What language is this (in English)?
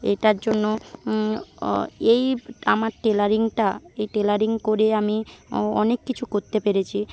Bangla